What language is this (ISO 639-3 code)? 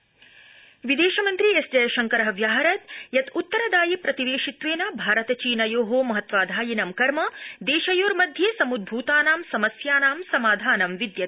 san